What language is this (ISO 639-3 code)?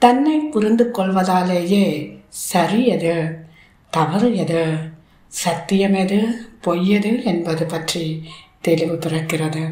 tam